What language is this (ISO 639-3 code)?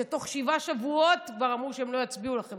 heb